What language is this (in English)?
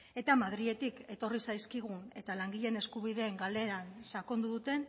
Basque